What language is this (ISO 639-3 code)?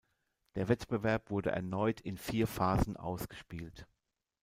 deu